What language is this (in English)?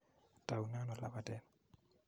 Kalenjin